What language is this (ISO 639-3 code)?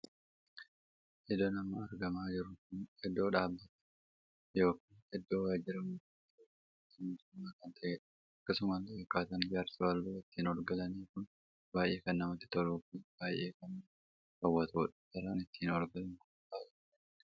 orm